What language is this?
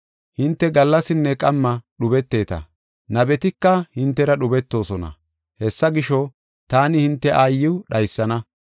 Gofa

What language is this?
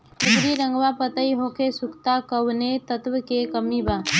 Bhojpuri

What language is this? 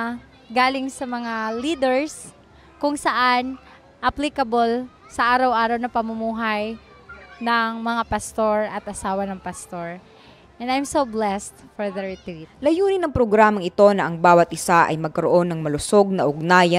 Filipino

